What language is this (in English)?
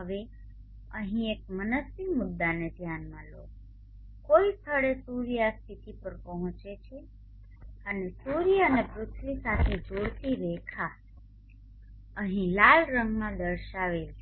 Gujarati